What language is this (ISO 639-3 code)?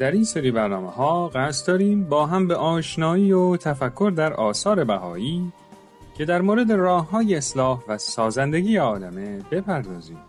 fas